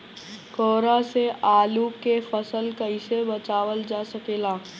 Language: Bhojpuri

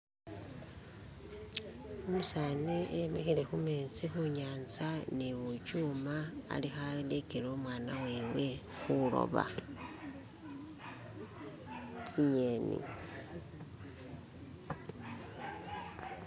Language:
Masaaba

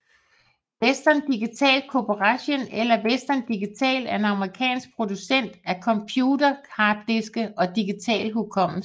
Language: Danish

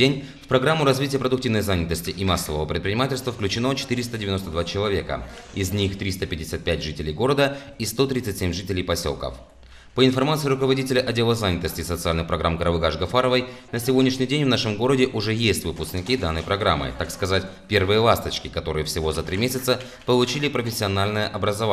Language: Russian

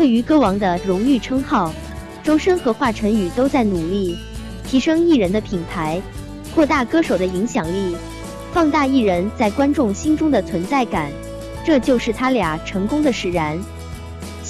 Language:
Chinese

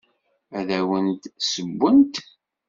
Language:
Kabyle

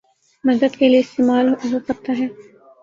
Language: Urdu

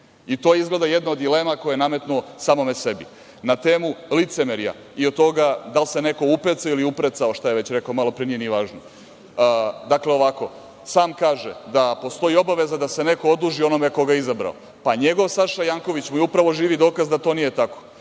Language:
Serbian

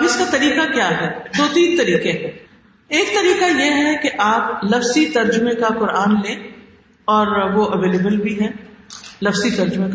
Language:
Urdu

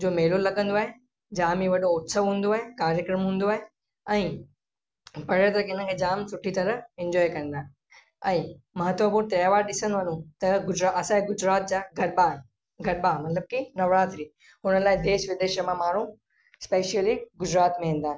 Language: Sindhi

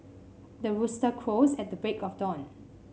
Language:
English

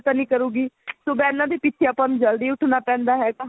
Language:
Punjabi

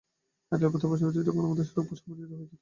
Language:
Bangla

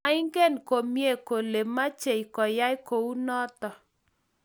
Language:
Kalenjin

